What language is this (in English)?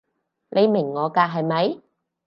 Cantonese